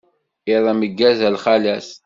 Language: Kabyle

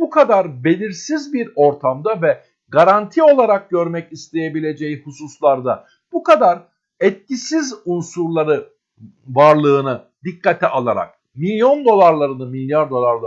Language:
Turkish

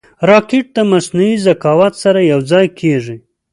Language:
Pashto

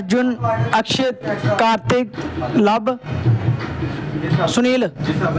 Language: Dogri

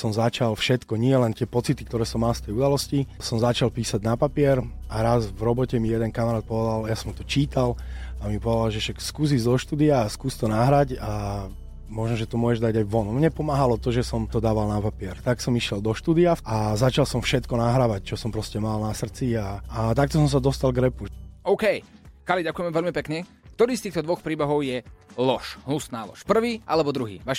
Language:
Slovak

